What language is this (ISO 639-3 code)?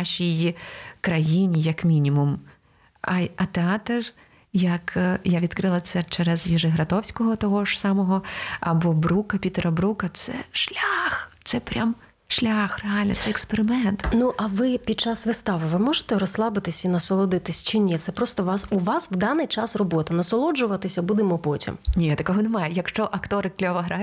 ukr